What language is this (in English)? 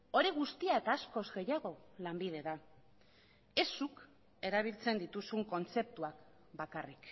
Basque